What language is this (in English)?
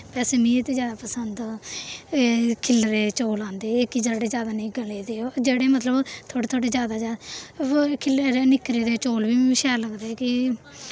Dogri